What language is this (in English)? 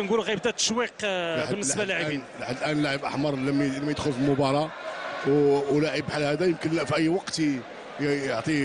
Arabic